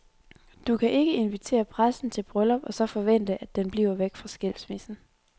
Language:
Danish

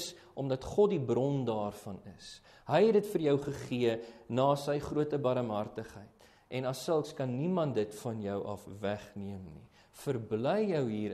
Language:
Dutch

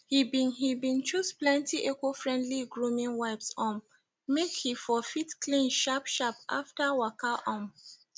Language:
Nigerian Pidgin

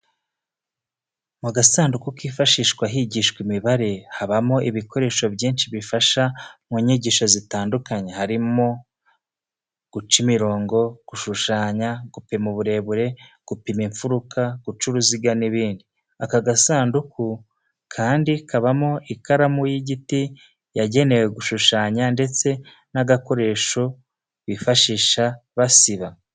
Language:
Kinyarwanda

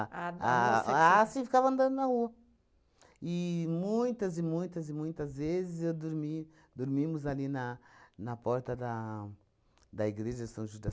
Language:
Portuguese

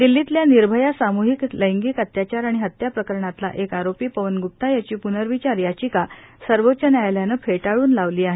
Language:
Marathi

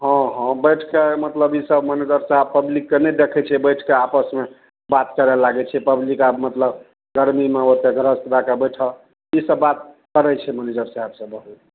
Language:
Maithili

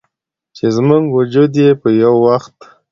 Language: Pashto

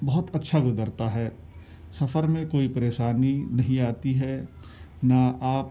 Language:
Urdu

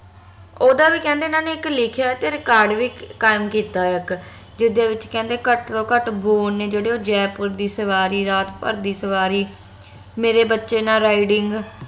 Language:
Punjabi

